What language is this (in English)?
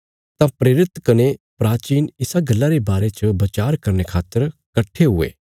Bilaspuri